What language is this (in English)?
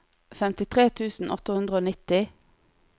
Norwegian